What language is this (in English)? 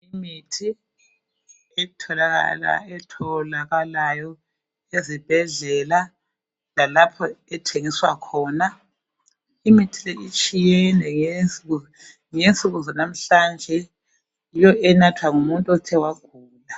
North Ndebele